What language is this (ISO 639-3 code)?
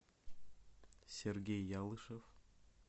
rus